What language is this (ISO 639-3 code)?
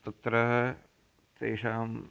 san